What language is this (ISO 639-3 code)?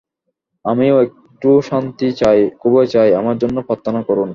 ben